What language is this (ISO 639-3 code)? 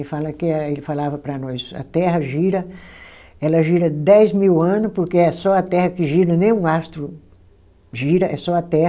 por